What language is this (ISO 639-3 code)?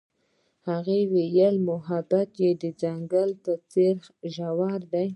pus